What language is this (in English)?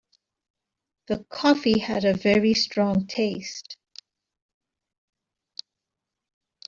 English